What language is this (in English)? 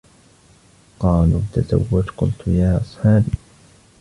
Arabic